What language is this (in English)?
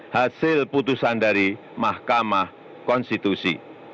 Indonesian